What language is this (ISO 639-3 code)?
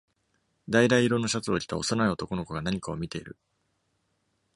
jpn